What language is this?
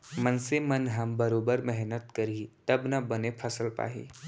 Chhattisgarhi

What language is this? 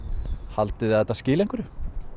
Icelandic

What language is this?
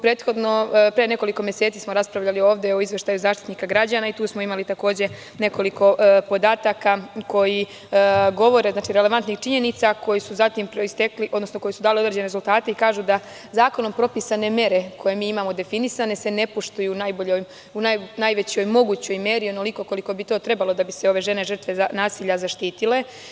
Serbian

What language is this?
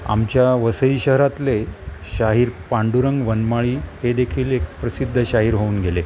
Marathi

